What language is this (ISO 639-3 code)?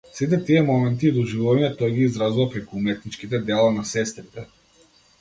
mkd